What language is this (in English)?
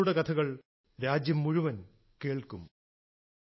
Malayalam